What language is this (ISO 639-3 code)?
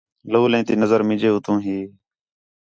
xhe